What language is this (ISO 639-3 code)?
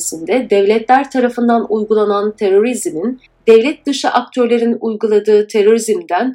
tur